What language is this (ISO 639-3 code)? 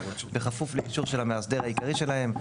heb